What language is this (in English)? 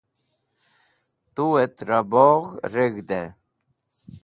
Wakhi